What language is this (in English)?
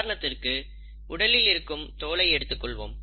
Tamil